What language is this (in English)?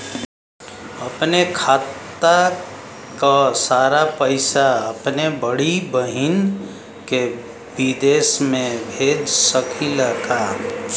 Bhojpuri